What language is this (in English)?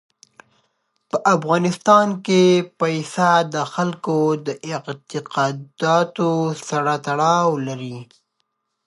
Pashto